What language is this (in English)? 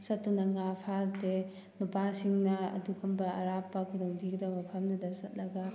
Manipuri